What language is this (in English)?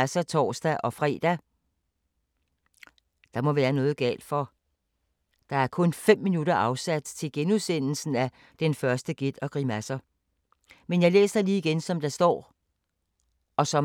Danish